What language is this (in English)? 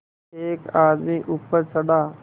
Hindi